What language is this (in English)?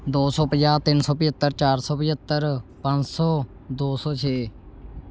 Punjabi